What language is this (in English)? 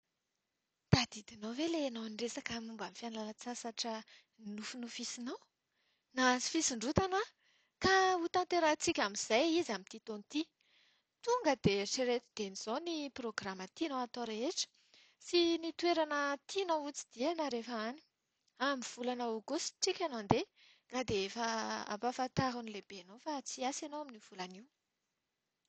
Malagasy